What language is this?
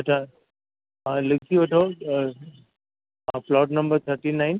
Sindhi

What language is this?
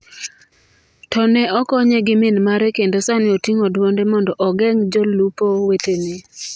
Luo (Kenya and Tanzania)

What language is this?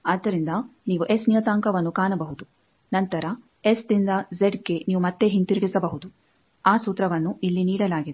Kannada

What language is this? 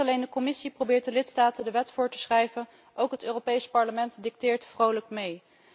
Dutch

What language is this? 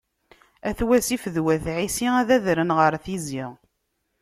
Kabyle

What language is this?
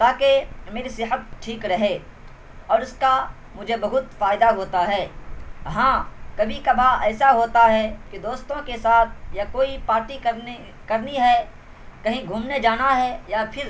Urdu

